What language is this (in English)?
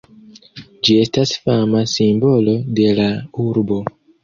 Esperanto